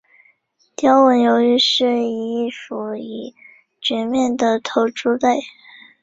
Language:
Chinese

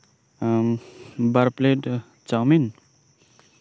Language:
Santali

